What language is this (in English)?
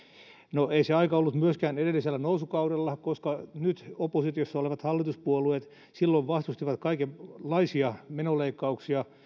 Finnish